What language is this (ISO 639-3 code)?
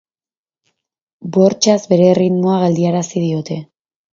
eus